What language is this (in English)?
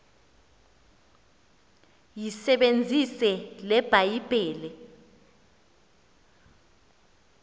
Xhosa